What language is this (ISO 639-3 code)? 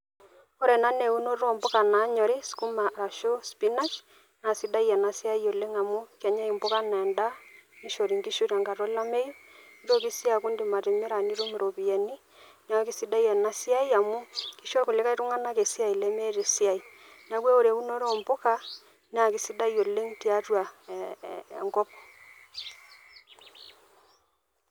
mas